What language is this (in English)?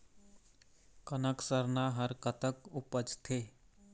Chhattisgarhi